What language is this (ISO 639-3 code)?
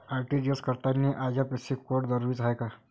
mar